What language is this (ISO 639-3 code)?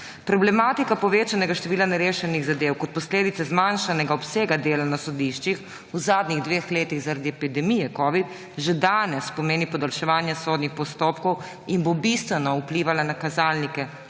slv